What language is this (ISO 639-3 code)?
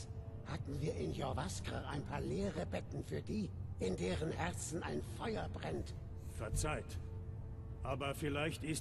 deu